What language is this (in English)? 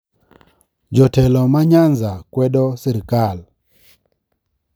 Luo (Kenya and Tanzania)